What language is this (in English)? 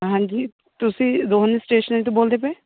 Punjabi